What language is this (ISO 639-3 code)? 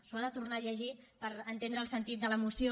cat